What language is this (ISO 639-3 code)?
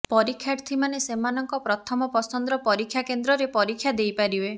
ori